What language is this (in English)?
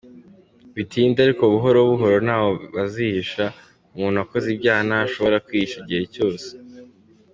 Kinyarwanda